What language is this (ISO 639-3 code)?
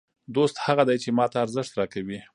pus